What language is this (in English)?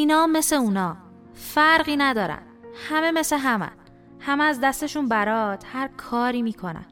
Persian